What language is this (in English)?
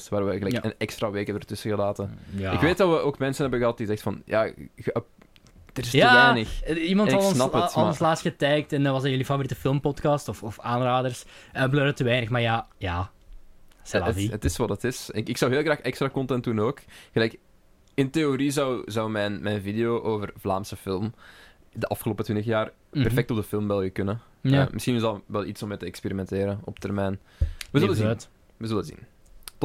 Dutch